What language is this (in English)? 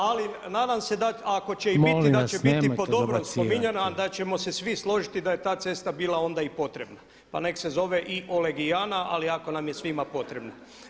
Croatian